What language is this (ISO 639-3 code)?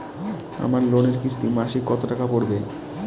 ben